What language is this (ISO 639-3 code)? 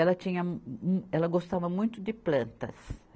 por